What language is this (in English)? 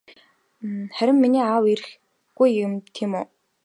Mongolian